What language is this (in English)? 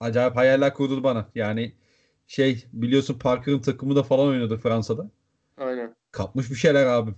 Turkish